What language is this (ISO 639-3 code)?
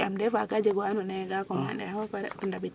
srr